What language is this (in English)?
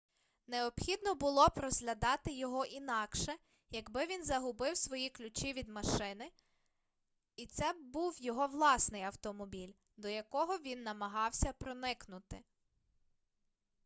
Ukrainian